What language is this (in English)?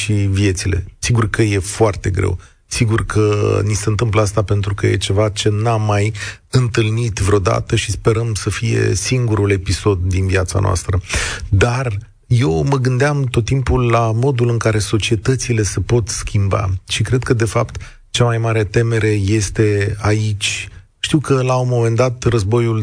Romanian